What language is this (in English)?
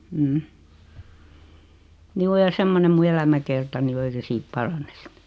Finnish